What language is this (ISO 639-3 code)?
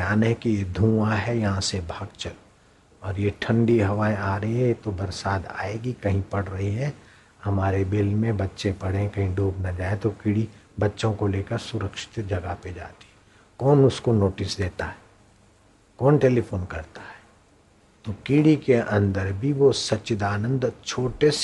hin